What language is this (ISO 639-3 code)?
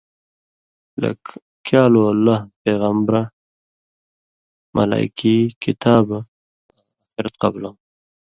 mvy